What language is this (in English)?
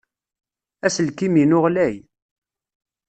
Kabyle